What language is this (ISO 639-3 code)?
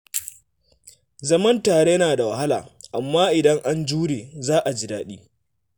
hau